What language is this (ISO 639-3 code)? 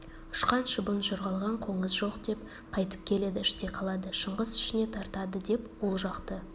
kaz